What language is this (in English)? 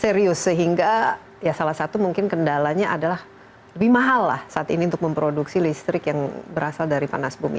Indonesian